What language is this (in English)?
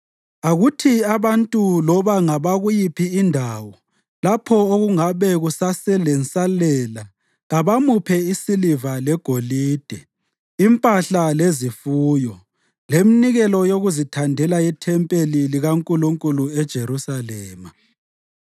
North Ndebele